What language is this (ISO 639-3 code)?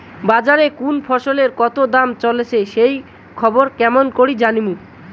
ben